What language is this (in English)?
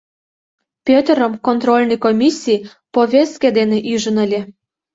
Mari